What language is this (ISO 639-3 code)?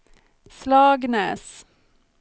swe